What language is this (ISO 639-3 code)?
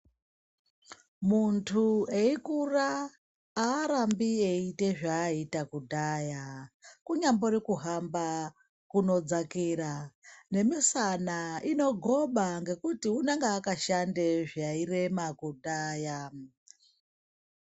ndc